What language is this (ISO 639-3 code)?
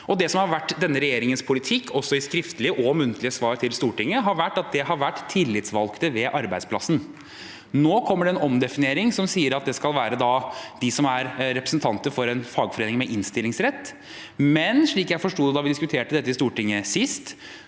nor